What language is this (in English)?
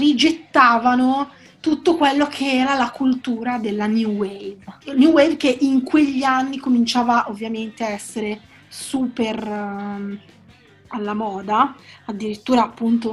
Italian